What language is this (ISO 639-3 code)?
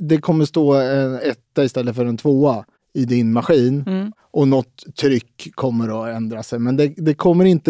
swe